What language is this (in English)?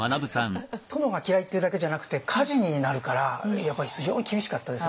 Japanese